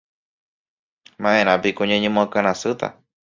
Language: Guarani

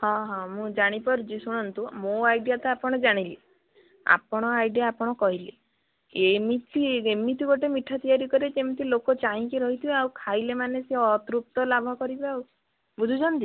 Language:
Odia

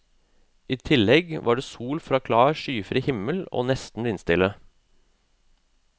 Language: Norwegian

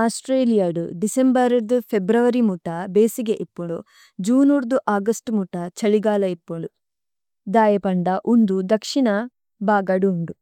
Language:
Tulu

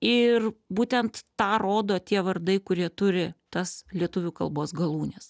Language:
Lithuanian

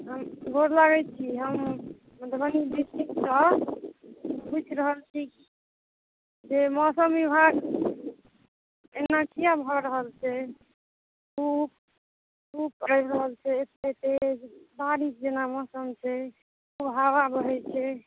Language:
Maithili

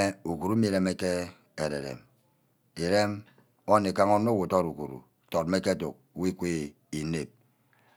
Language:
Ubaghara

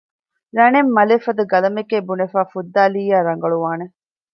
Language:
Divehi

